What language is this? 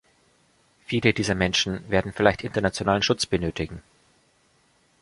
German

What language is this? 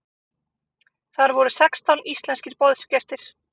Icelandic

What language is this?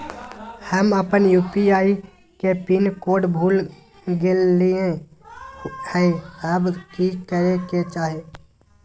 Magahi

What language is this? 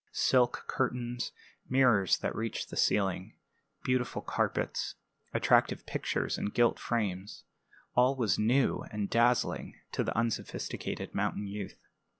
English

